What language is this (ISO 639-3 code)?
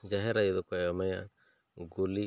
sat